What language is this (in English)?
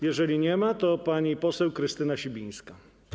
Polish